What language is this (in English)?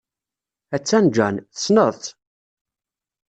Kabyle